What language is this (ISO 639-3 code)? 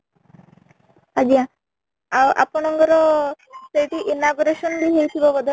ori